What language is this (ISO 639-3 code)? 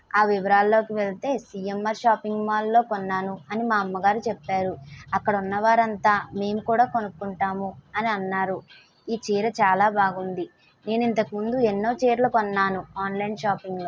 tel